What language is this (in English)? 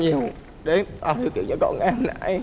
Vietnamese